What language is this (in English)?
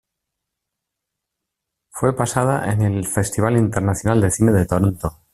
Spanish